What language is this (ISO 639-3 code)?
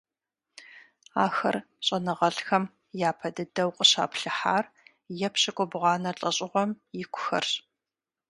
kbd